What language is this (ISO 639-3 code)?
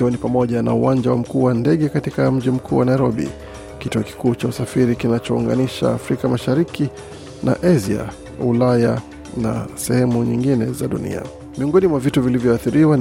swa